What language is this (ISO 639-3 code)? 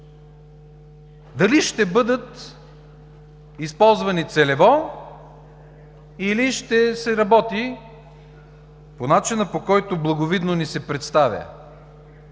bul